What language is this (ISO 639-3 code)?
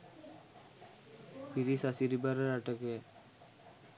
sin